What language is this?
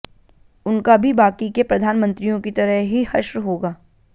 Hindi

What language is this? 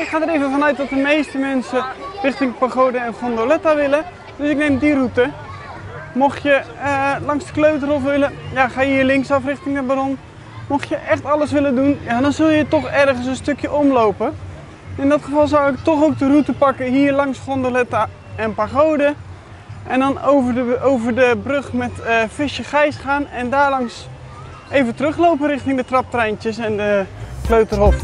Dutch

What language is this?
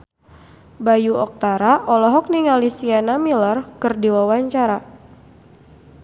Sundanese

